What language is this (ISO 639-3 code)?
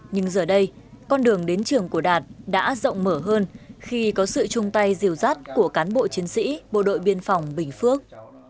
vie